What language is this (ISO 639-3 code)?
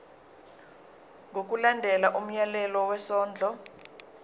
zul